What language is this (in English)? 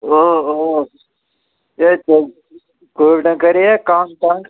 Kashmiri